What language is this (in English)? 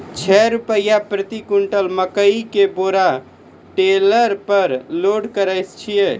Maithili